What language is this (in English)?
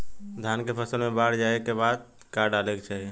Bhojpuri